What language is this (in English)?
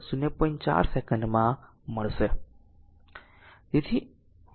Gujarati